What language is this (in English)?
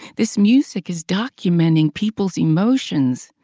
English